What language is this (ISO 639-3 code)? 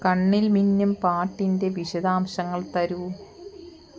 mal